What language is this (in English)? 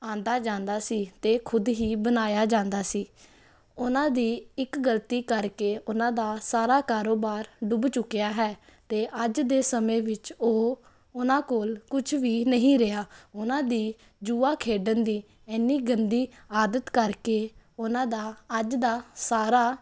Punjabi